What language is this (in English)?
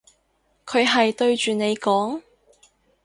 Cantonese